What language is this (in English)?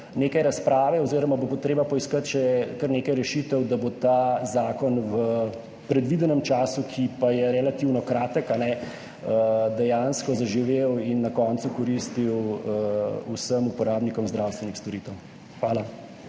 Slovenian